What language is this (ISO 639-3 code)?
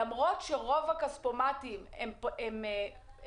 heb